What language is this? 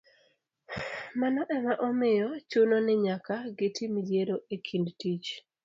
Luo (Kenya and Tanzania)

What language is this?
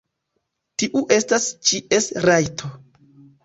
Esperanto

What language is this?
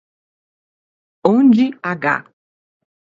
Portuguese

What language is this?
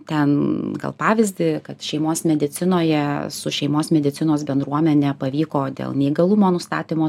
Lithuanian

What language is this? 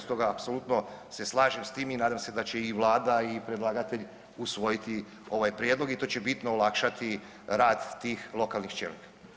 Croatian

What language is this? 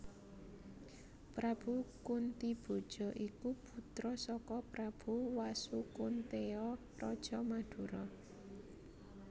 Javanese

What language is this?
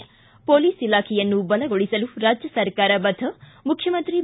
Kannada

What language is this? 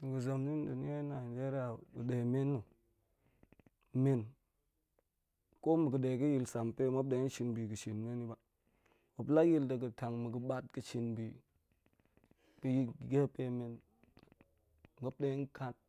Goemai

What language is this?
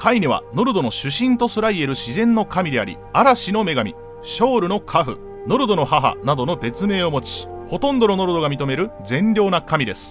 Japanese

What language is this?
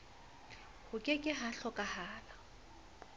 Southern Sotho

